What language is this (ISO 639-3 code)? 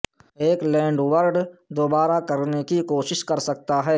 urd